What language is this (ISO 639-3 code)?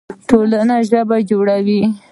pus